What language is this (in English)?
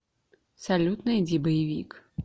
Russian